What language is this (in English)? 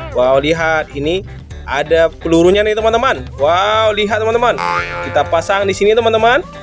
Indonesian